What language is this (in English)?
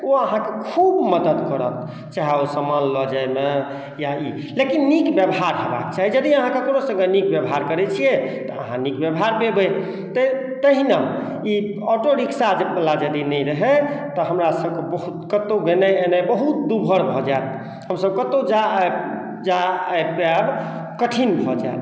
Maithili